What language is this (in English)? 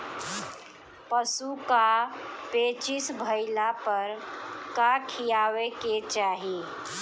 Bhojpuri